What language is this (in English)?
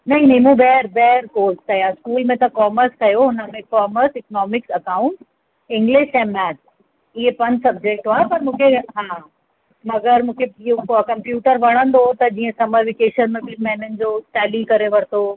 Sindhi